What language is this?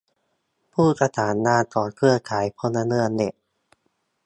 Thai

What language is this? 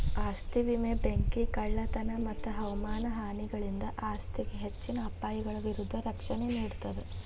Kannada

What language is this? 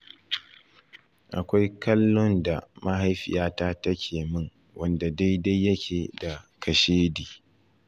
Hausa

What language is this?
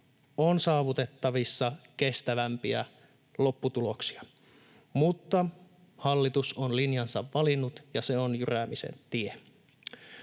Finnish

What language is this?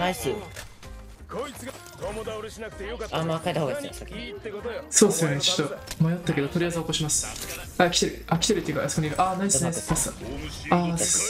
Japanese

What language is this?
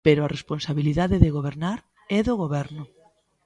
Galician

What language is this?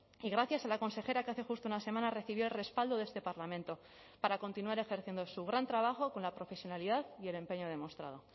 Spanish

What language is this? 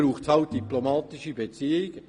Swiss German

